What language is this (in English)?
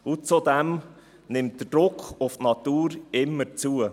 Swiss German